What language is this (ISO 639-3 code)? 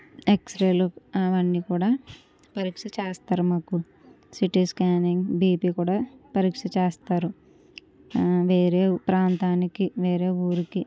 tel